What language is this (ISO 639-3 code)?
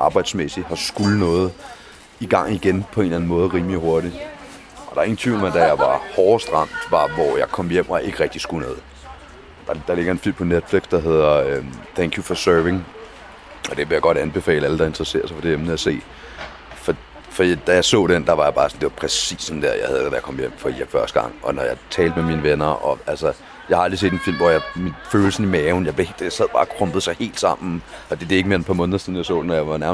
dan